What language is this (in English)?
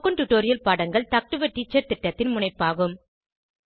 Tamil